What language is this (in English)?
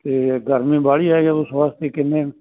Punjabi